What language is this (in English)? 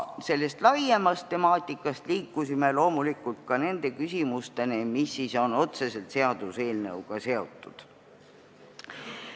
Estonian